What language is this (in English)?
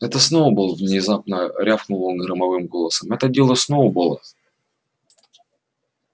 Russian